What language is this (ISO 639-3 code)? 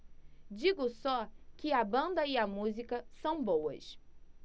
por